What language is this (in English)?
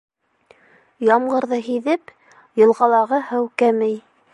Bashkir